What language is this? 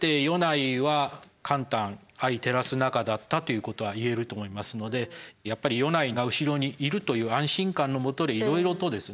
Japanese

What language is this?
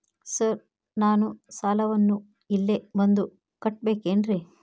Kannada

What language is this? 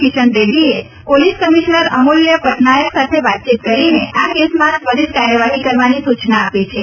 Gujarati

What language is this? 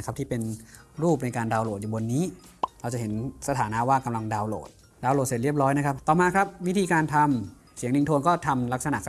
Thai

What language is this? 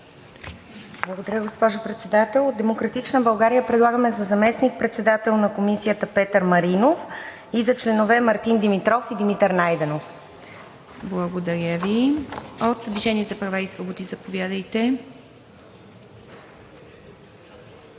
Bulgarian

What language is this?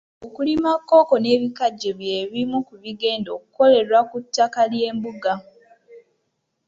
Ganda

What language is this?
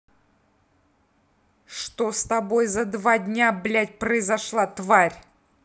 Russian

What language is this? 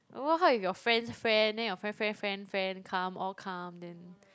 English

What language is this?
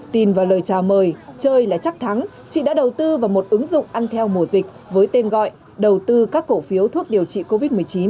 Vietnamese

